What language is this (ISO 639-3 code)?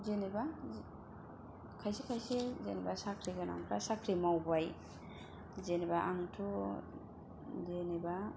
brx